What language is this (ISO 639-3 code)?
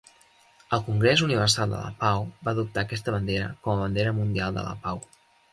cat